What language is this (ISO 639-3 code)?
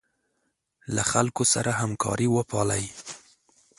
pus